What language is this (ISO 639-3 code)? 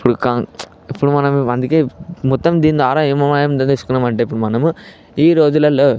tel